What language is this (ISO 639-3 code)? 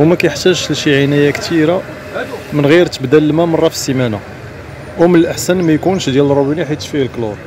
ara